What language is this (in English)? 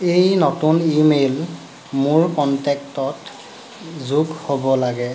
Assamese